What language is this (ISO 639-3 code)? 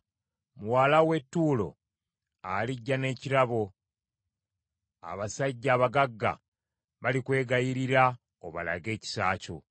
lug